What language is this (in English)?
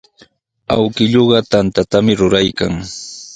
Sihuas Ancash Quechua